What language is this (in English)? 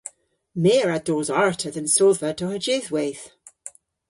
Cornish